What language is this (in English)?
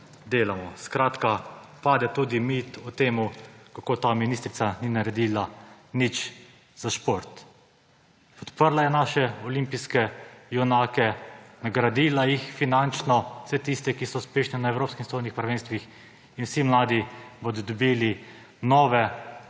Slovenian